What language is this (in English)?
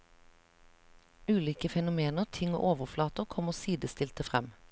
Norwegian